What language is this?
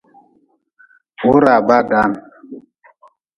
Nawdm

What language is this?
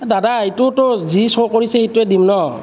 Assamese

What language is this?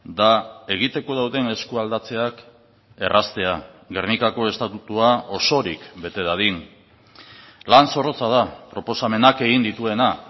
Basque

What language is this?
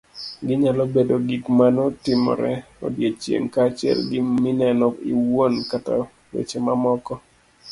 Luo (Kenya and Tanzania)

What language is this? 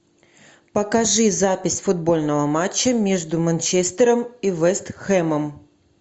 Russian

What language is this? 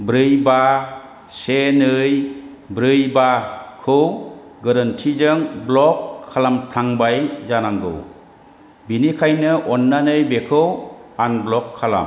Bodo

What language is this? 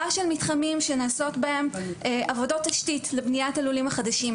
Hebrew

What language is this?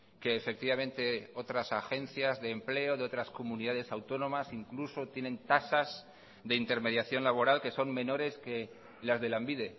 Spanish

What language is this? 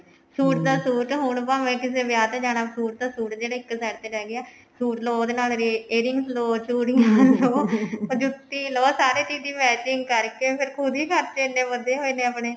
Punjabi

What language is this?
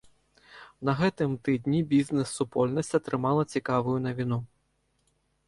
Belarusian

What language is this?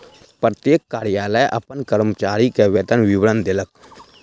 Maithili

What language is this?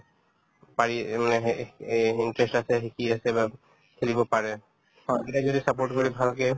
Assamese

